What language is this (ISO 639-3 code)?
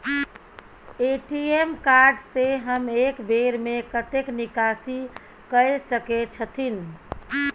mai